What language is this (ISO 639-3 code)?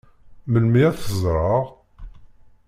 kab